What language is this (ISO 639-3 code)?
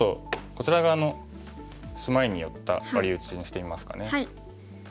jpn